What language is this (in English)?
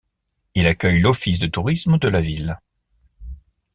French